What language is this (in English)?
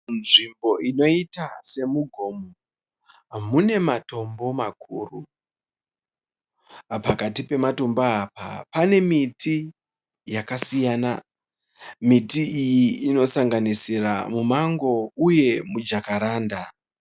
Shona